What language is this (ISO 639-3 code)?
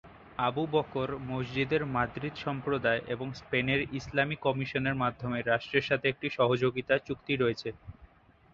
ben